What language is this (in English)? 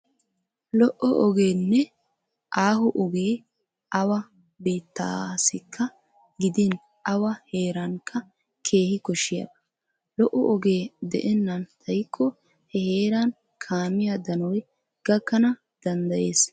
Wolaytta